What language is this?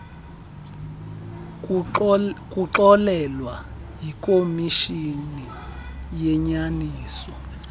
Xhosa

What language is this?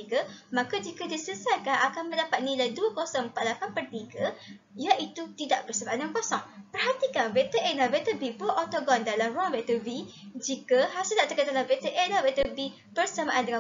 Malay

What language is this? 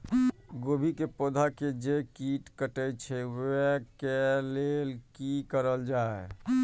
Maithili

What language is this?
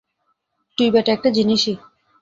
Bangla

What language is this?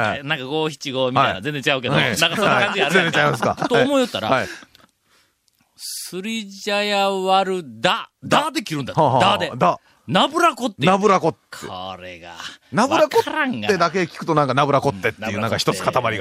Japanese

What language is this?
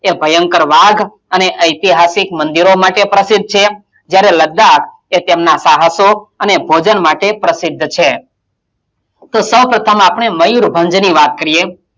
Gujarati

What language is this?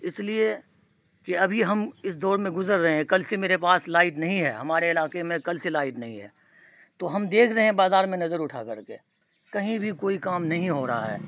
Urdu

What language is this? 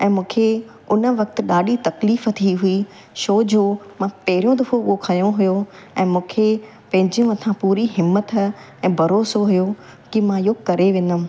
Sindhi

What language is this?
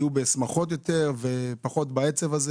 Hebrew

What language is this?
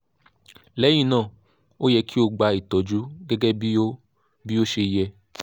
Yoruba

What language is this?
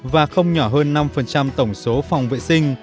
Vietnamese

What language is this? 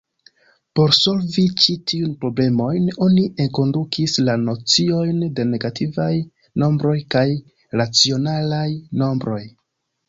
Esperanto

